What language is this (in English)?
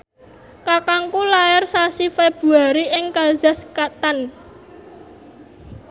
Javanese